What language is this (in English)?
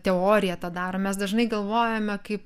Lithuanian